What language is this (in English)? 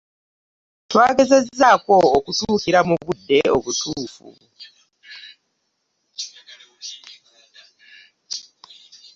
Ganda